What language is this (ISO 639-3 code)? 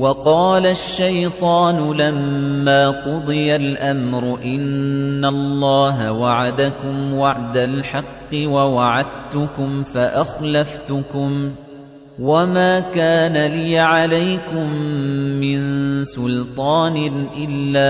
ara